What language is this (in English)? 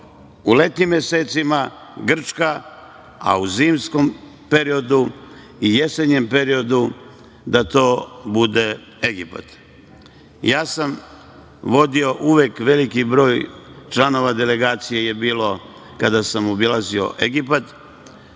Serbian